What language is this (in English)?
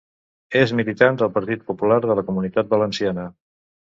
Catalan